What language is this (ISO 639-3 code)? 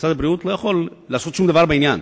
heb